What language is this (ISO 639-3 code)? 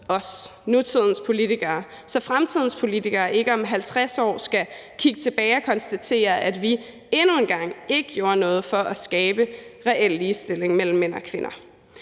dan